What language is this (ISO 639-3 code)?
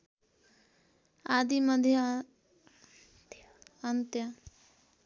nep